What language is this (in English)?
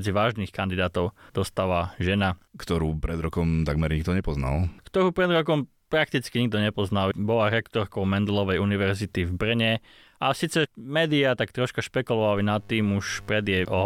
Slovak